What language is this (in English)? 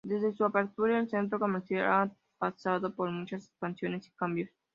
Spanish